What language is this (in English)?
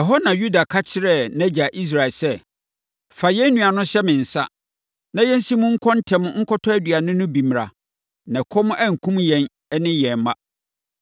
Akan